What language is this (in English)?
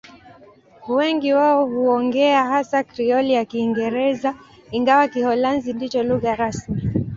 Swahili